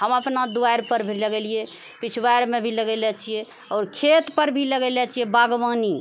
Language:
Maithili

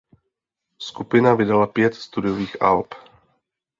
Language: Czech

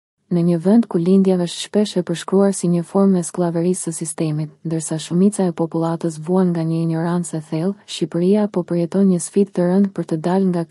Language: English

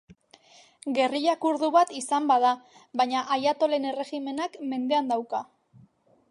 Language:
Basque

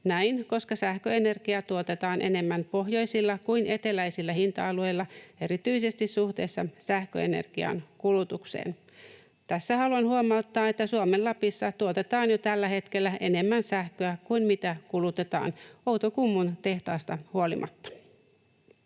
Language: Finnish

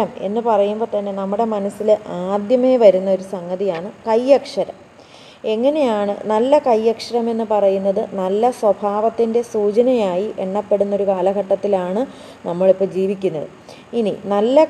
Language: Malayalam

